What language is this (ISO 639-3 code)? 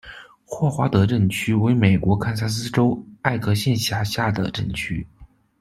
zho